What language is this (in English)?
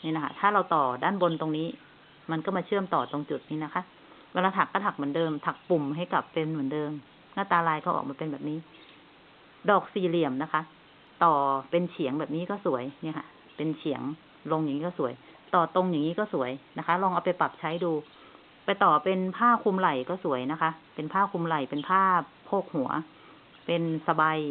Thai